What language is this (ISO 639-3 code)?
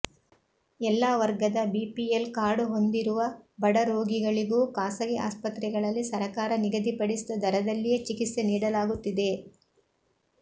kan